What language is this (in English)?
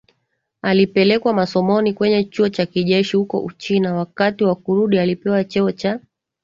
Swahili